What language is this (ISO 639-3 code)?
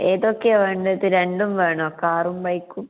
mal